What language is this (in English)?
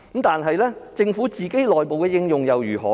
Cantonese